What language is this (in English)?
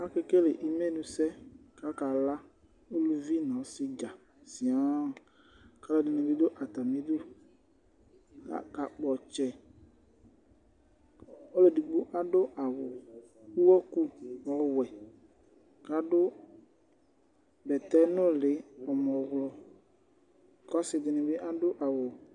Ikposo